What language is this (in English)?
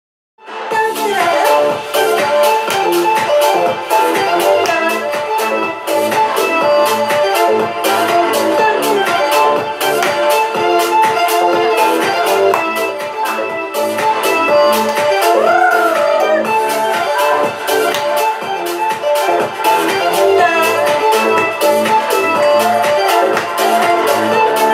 English